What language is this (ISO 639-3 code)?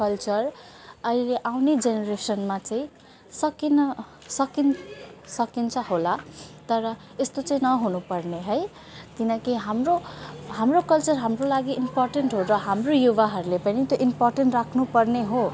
nep